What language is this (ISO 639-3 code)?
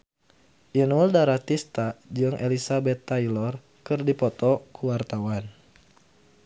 sun